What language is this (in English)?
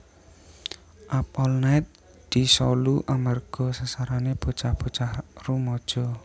Javanese